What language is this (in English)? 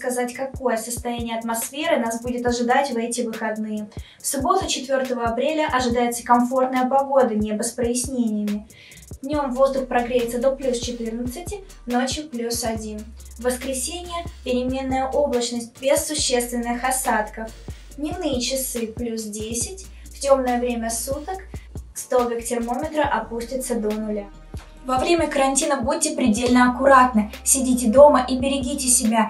Russian